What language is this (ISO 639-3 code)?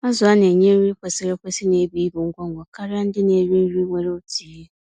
ibo